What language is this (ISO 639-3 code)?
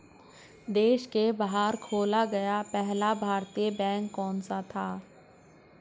hin